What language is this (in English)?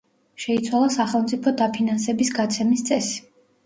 Georgian